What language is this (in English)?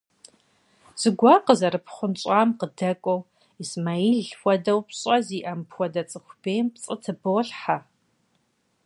Kabardian